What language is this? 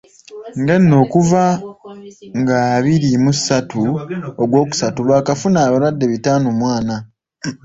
Ganda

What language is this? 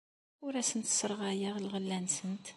Kabyle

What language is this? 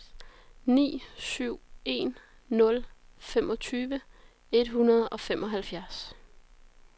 Danish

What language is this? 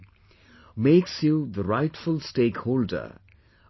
English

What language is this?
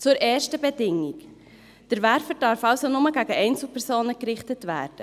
Swiss German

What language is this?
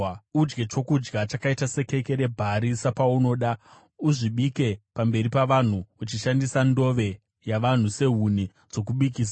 Shona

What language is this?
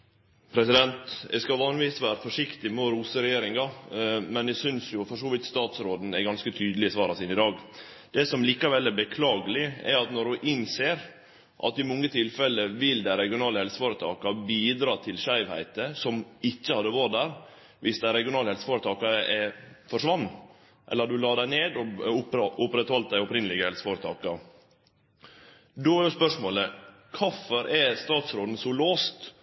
Norwegian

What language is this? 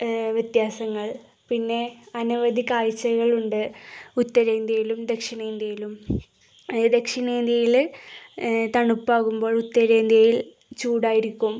Malayalam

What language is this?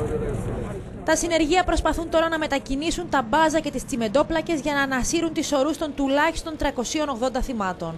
Greek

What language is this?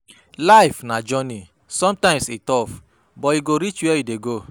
Nigerian Pidgin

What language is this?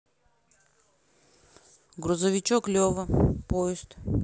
Russian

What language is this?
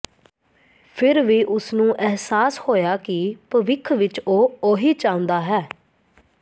Punjabi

